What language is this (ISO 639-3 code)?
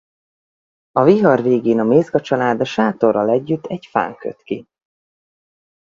hun